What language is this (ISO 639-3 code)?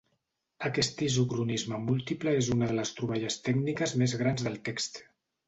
cat